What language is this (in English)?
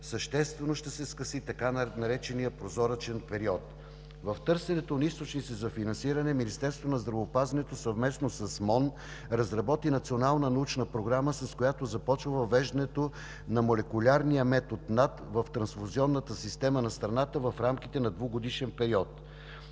Bulgarian